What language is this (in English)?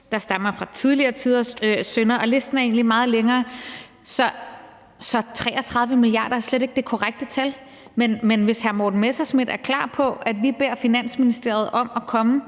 Danish